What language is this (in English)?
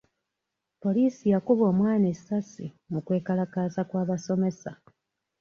Ganda